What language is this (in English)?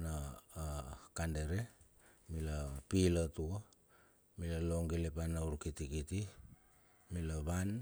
Bilur